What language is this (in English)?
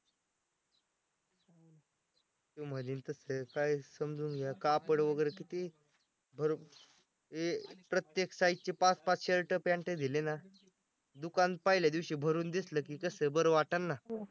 Marathi